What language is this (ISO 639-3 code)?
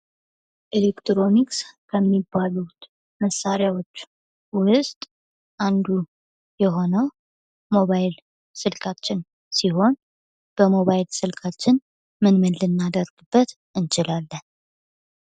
amh